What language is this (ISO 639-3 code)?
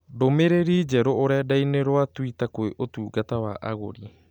kik